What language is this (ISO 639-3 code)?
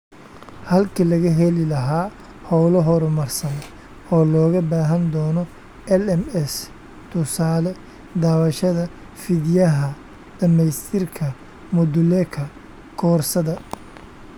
som